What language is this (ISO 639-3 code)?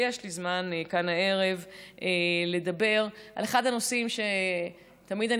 heb